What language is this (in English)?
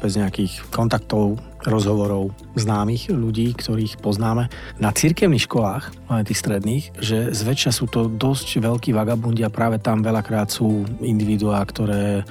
Slovak